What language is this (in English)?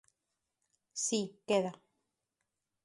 Galician